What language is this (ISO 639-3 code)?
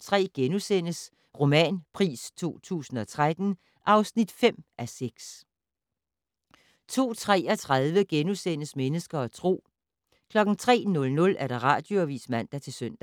dan